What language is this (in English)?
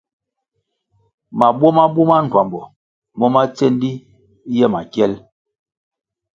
Kwasio